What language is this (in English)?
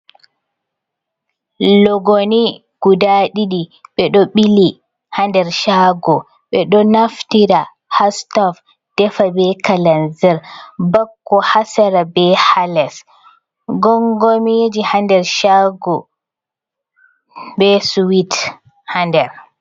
Fula